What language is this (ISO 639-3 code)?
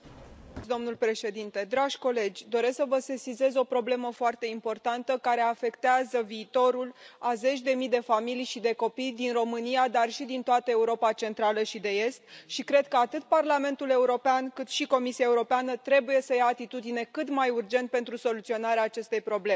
ron